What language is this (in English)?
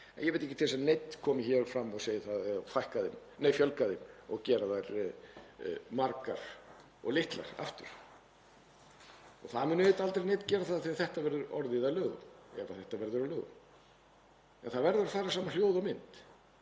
Icelandic